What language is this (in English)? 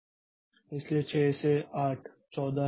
Hindi